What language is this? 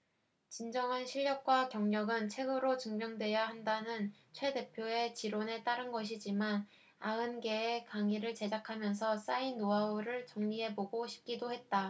Korean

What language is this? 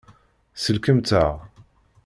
Kabyle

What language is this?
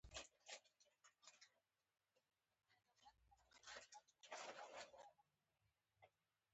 Pashto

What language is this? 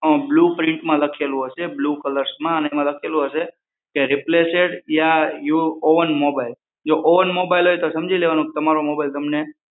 Gujarati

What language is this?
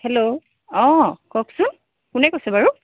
Assamese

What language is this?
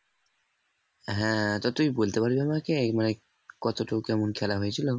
Bangla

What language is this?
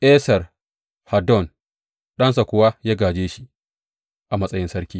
Hausa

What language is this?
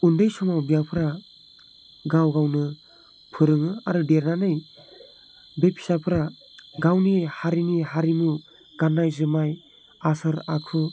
Bodo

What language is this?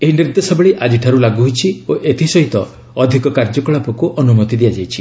Odia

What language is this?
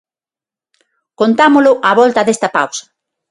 Galician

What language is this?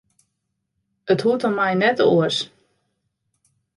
Western Frisian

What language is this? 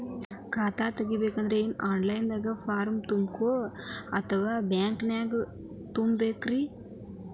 Kannada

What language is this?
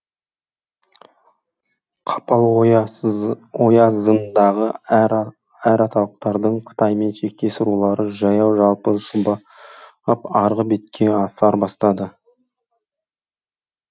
Kazakh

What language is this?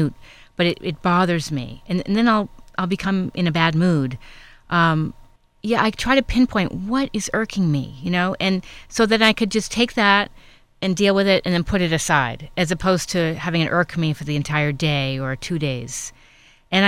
English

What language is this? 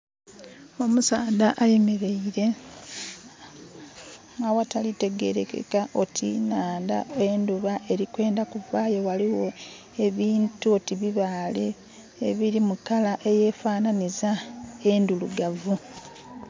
Soga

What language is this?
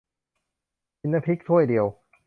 Thai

